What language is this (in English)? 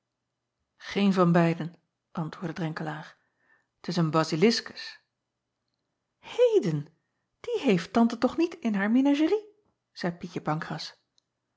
Dutch